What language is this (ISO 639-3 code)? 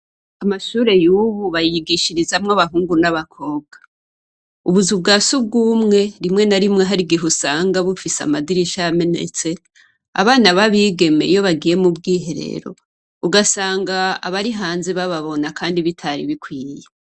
run